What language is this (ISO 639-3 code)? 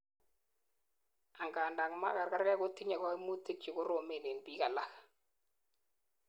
kln